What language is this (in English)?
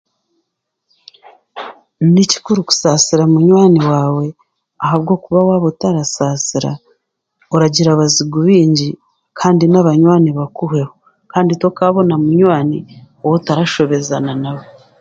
Chiga